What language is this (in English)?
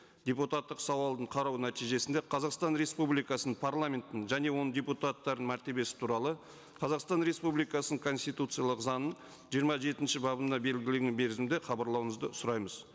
Kazakh